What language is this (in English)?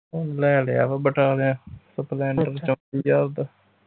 Punjabi